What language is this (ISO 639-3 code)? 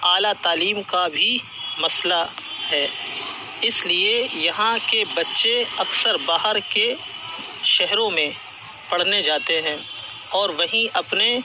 urd